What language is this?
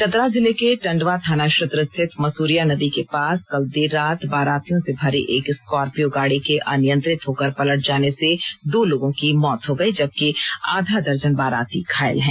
Hindi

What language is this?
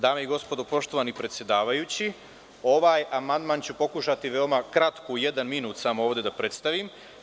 Serbian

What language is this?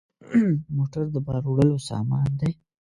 Pashto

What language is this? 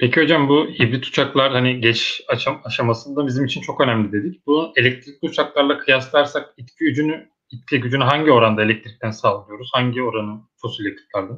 Turkish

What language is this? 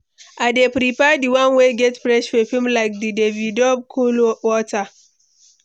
Nigerian Pidgin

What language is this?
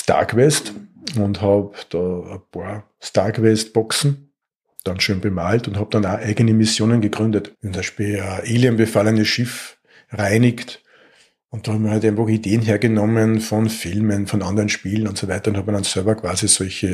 German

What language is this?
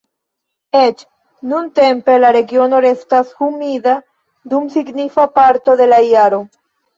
Esperanto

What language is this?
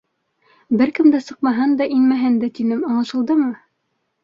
Bashkir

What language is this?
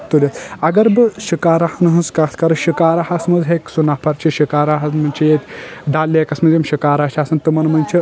Kashmiri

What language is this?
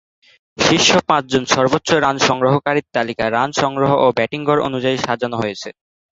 Bangla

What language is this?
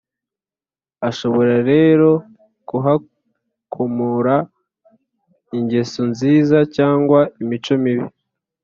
Kinyarwanda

